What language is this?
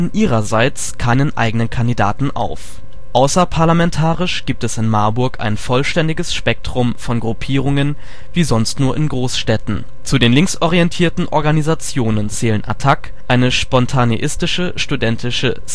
German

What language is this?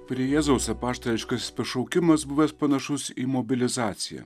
Lithuanian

